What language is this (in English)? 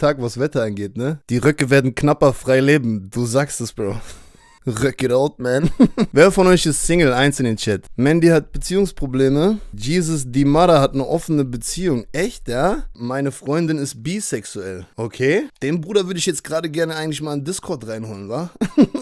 German